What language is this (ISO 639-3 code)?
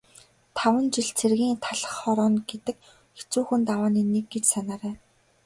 mon